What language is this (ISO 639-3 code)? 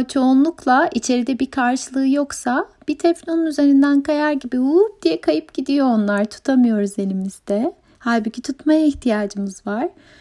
tur